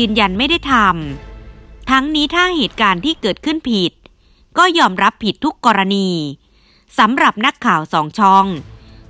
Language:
Thai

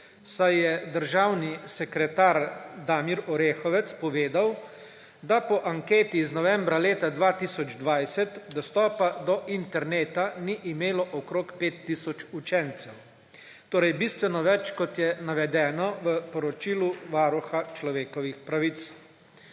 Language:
Slovenian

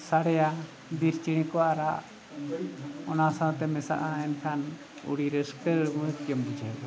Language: Santali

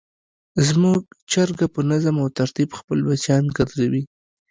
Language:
Pashto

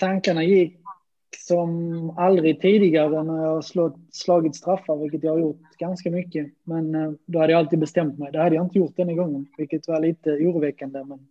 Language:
Swedish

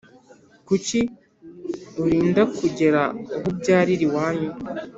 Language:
Kinyarwanda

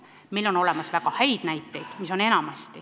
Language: Estonian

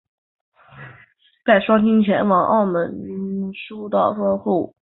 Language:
Chinese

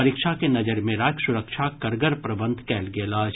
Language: Maithili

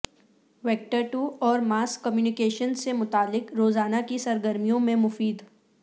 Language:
Urdu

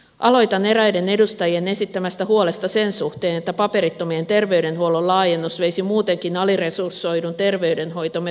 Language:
Finnish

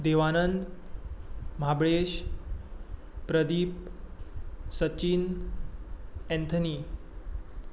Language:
Konkani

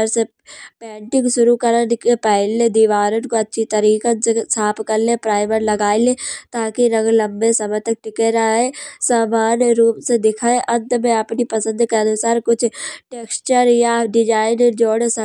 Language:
Kanauji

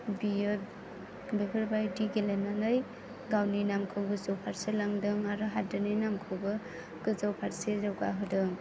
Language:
Bodo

